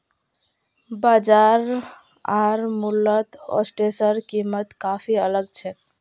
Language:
Magahi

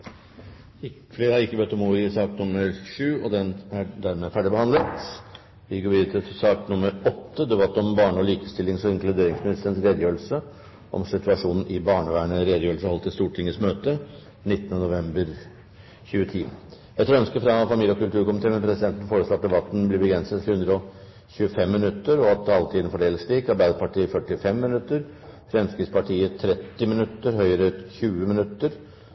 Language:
Norwegian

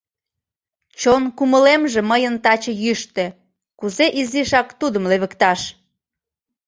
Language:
Mari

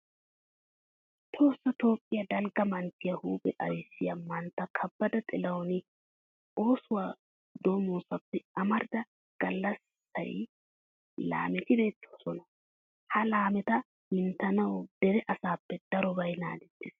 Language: Wolaytta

